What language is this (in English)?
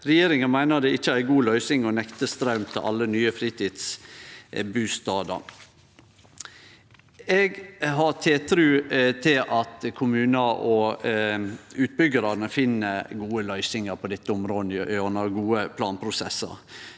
Norwegian